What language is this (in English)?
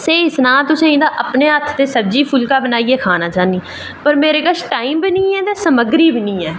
Dogri